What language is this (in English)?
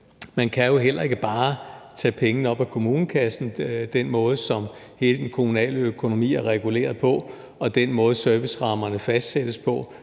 Danish